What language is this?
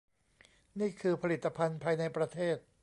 Thai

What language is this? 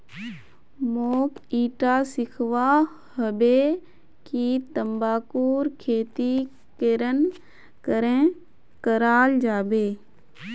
Magahi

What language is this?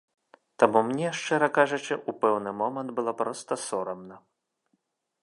Belarusian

